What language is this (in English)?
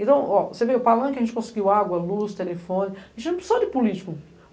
Portuguese